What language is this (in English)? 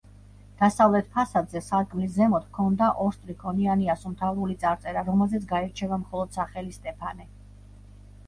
Georgian